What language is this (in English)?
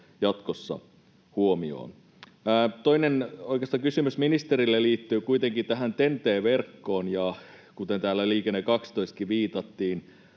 Finnish